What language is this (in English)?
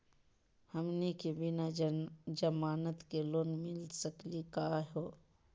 Magahi